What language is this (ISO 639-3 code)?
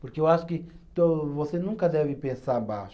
por